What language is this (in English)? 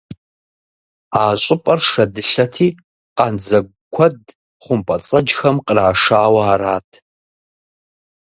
Kabardian